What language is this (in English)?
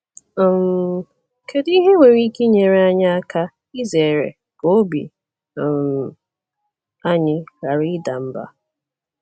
Igbo